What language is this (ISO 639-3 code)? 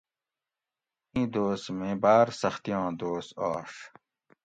gwc